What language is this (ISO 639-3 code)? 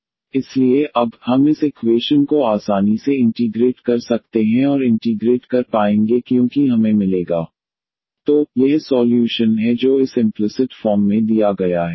hin